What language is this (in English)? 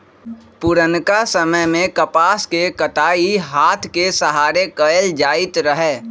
Magahi